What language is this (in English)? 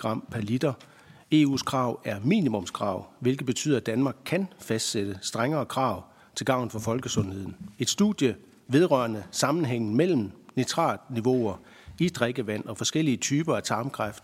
Danish